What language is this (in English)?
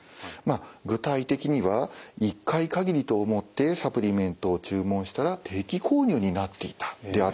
Japanese